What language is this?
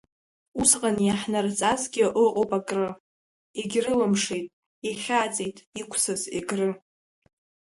Abkhazian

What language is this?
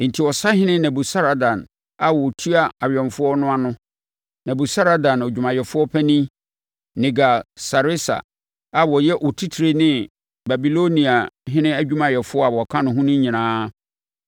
Akan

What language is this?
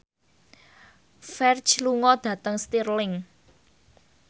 Javanese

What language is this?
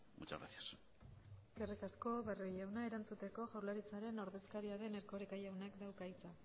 Basque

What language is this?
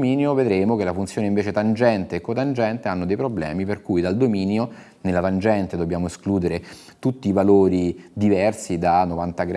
Italian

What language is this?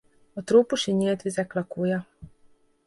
Hungarian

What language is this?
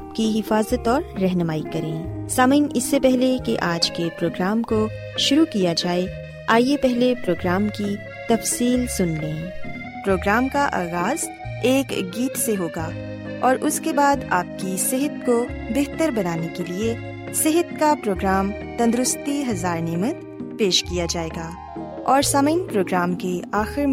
Urdu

